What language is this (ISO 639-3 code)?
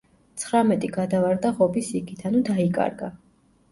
kat